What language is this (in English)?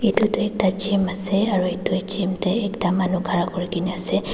Naga Pidgin